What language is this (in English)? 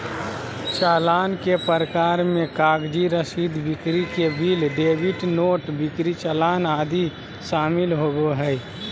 Magahi